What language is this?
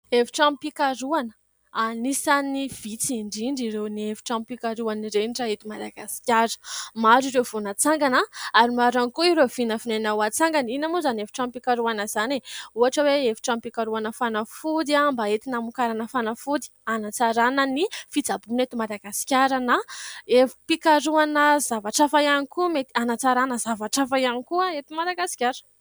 Malagasy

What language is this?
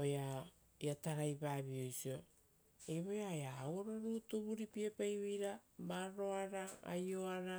Rotokas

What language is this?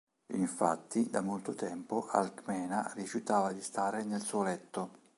Italian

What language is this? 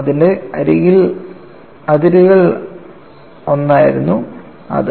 Malayalam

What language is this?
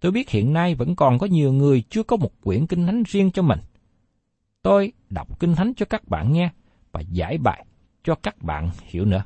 Vietnamese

